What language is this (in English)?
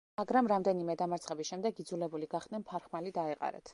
Georgian